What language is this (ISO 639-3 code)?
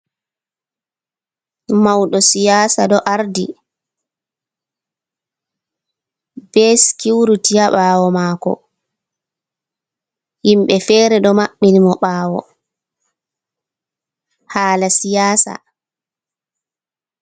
ful